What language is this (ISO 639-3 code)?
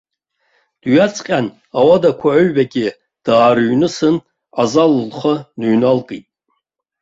abk